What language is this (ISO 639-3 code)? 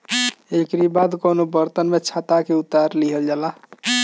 bho